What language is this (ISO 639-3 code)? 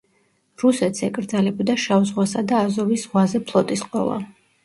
kat